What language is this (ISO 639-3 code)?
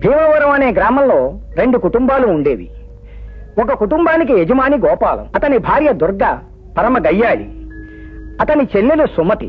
ind